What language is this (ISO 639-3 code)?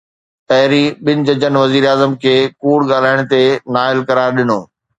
snd